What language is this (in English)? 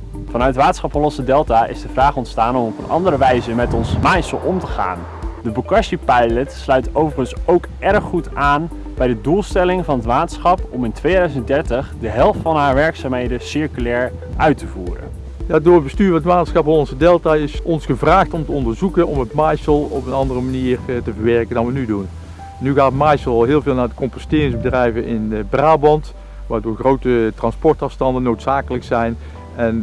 Dutch